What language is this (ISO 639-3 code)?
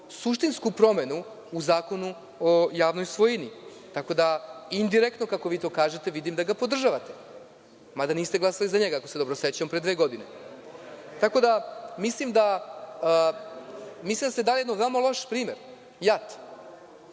srp